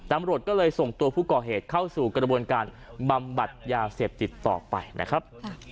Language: Thai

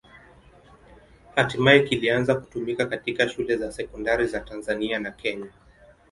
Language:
Swahili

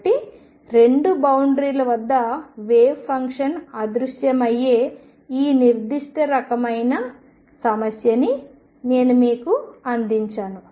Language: Telugu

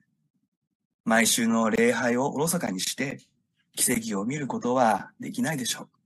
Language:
Japanese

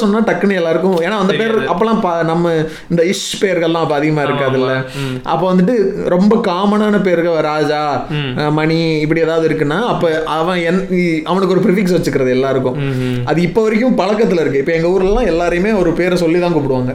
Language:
Tamil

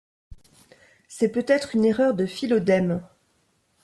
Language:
French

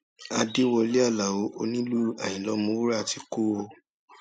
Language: Yoruba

